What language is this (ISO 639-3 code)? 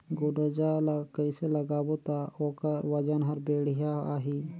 hne